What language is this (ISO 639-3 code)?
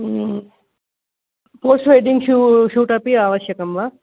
san